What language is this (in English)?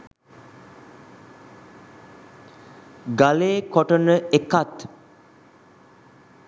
Sinhala